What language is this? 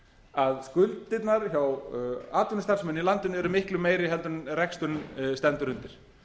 Icelandic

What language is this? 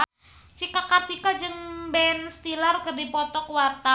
Sundanese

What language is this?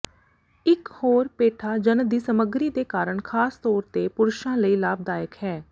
Punjabi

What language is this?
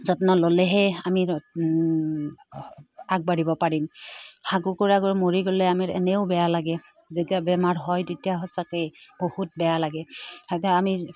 Assamese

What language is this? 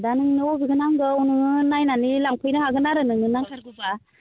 Bodo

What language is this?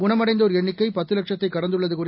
Tamil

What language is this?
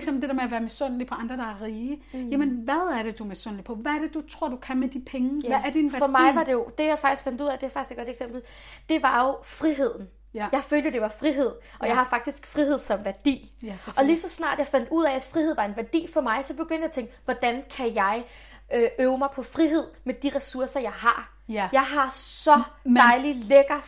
Danish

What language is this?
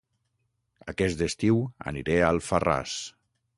Catalan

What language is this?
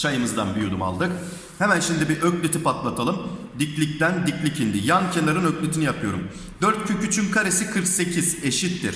Turkish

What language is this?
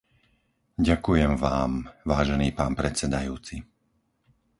Slovak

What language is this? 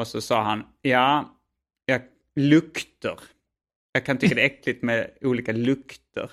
Swedish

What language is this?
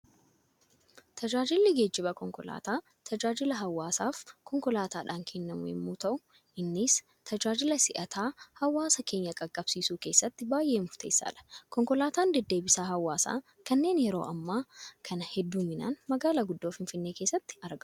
Oromo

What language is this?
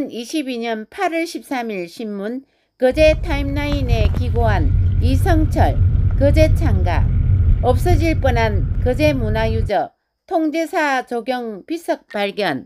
Korean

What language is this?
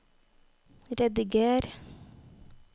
Norwegian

